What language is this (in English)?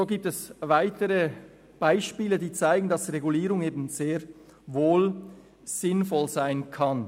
Swiss German